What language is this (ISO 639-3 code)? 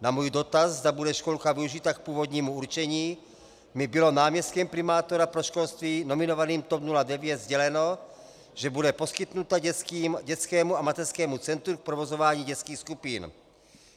ces